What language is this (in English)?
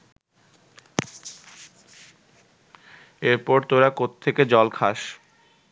Bangla